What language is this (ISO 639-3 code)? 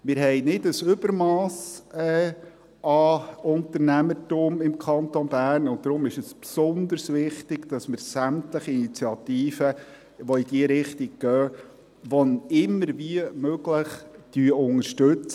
gsw